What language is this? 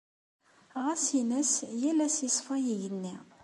Kabyle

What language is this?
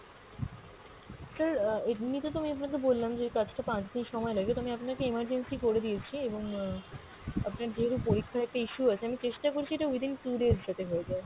Bangla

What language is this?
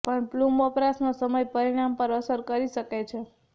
Gujarati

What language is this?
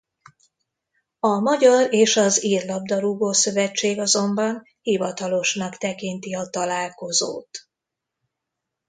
Hungarian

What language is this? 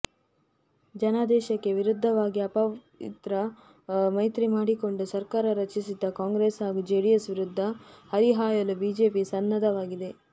Kannada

